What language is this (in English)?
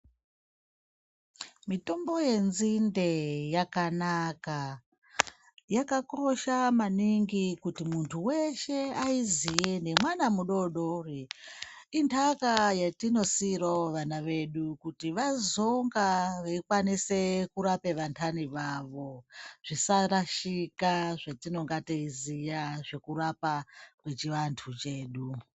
Ndau